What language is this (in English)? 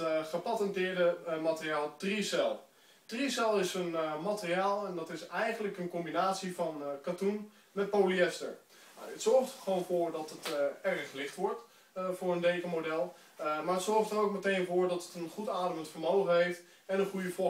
Dutch